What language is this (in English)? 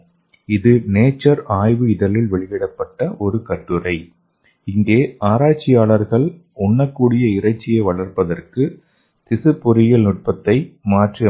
Tamil